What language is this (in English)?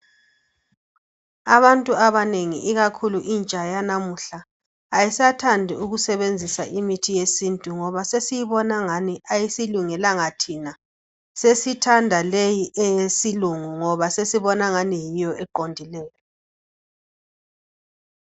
North Ndebele